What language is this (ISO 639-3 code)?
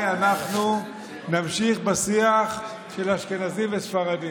heb